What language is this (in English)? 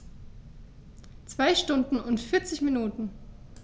German